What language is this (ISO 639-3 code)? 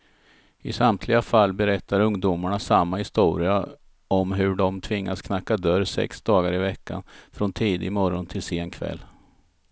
swe